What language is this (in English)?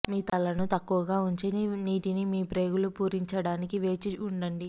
Telugu